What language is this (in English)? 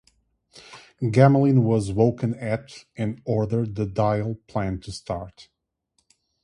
English